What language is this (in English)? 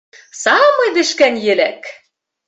Bashkir